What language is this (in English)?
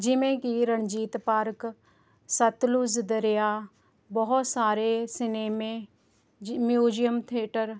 Punjabi